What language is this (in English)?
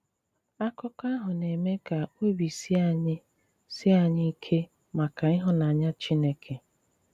Igbo